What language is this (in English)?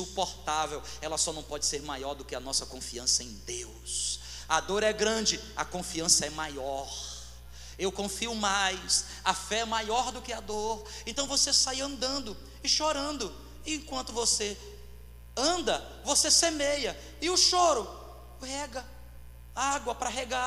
Portuguese